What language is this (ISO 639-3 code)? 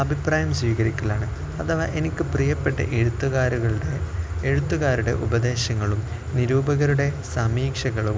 mal